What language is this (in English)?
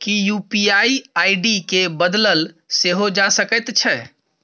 Maithili